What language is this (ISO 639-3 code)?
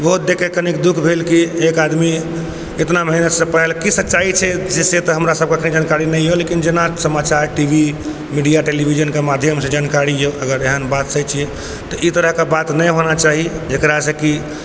mai